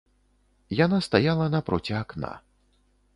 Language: Belarusian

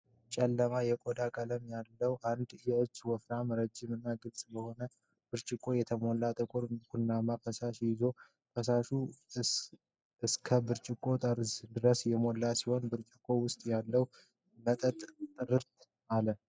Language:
Amharic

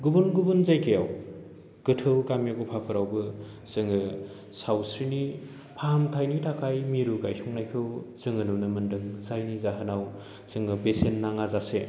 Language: Bodo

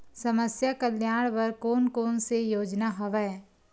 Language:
Chhattisgarhi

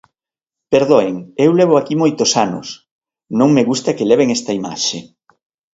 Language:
Galician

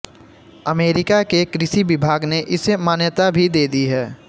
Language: Hindi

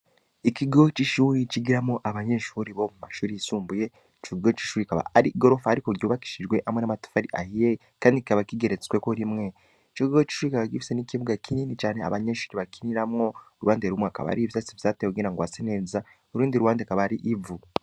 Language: Rundi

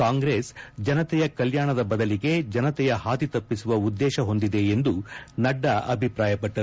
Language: Kannada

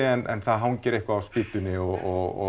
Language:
Icelandic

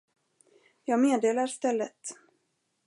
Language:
Swedish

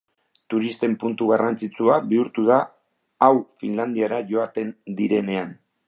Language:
Basque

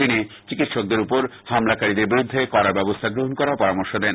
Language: Bangla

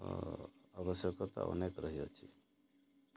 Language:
Odia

